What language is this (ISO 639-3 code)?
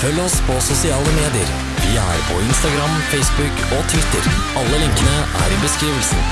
nld